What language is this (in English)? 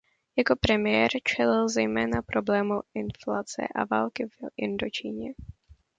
Czech